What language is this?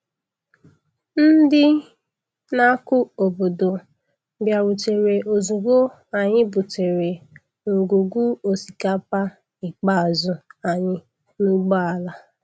Igbo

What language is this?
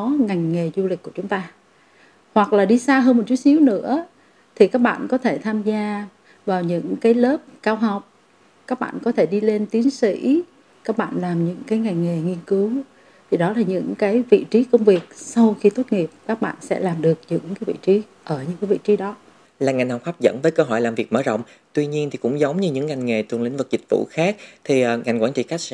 Vietnamese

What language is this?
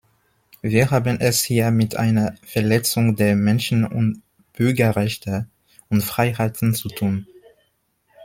German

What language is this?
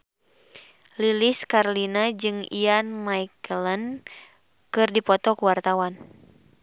Sundanese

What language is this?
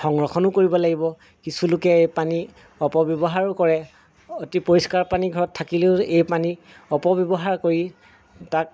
Assamese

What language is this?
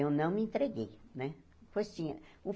Portuguese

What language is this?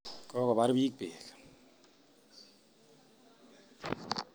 Kalenjin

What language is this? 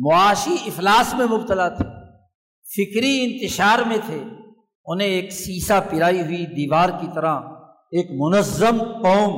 Urdu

